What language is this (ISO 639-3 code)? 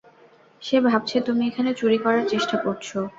ben